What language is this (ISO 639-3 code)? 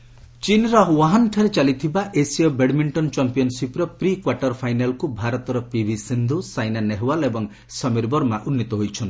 ori